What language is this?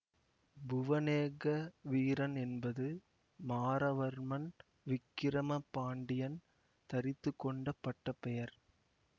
Tamil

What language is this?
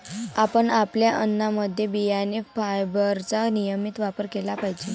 Marathi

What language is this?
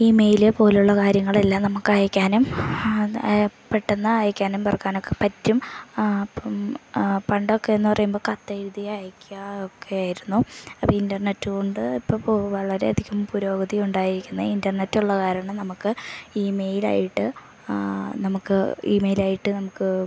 Malayalam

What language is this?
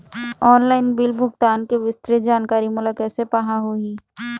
Chhattisgarhi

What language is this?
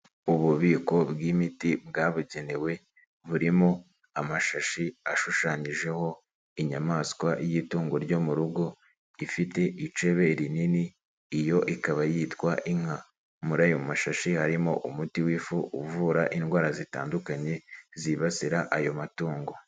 Kinyarwanda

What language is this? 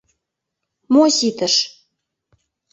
Mari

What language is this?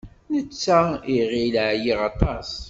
Kabyle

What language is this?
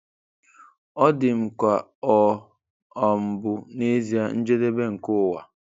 Igbo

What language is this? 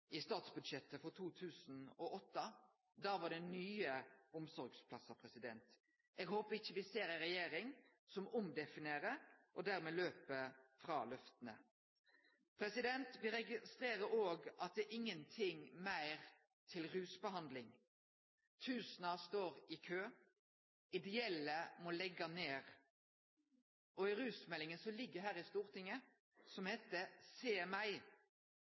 Norwegian Nynorsk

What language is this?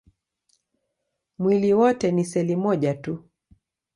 Swahili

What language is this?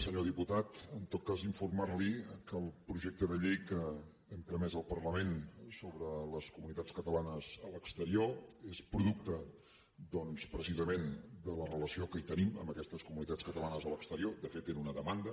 Catalan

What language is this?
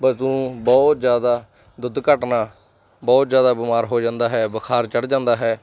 Punjabi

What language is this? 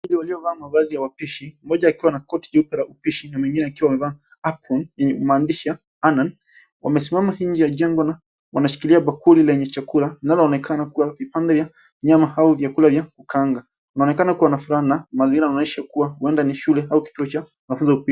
Swahili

